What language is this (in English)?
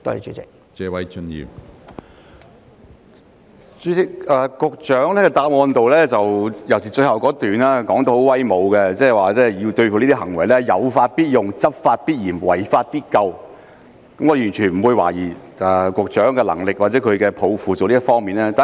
Cantonese